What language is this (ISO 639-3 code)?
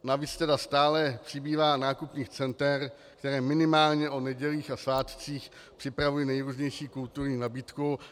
ces